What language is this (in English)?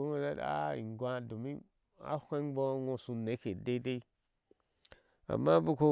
Ashe